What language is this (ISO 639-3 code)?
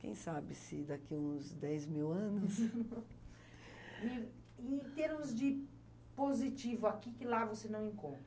por